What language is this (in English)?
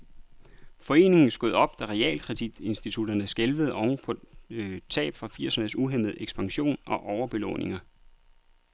Danish